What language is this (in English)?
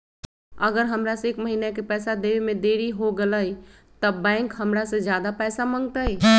Magahi